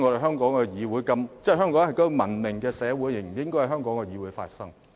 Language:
Cantonese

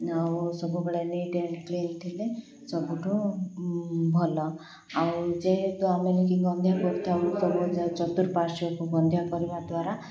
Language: Odia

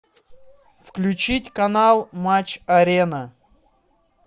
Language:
Russian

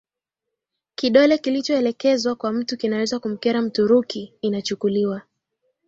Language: Swahili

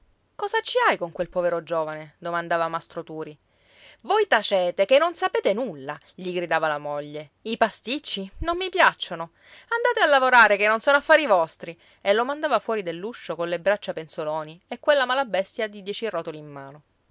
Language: Italian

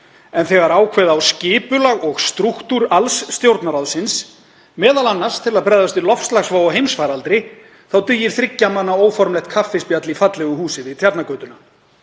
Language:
Icelandic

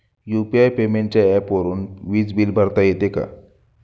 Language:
Marathi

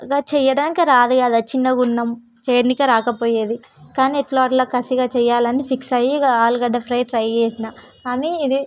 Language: Telugu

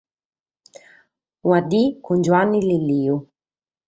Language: Sardinian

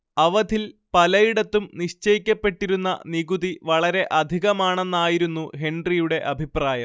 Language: Malayalam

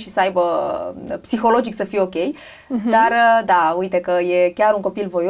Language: Romanian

